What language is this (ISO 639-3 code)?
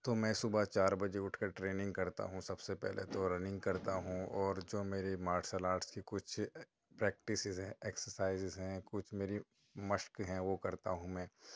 urd